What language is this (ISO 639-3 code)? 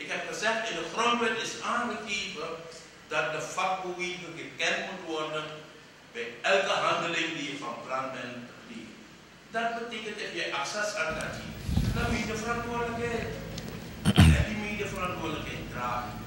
nld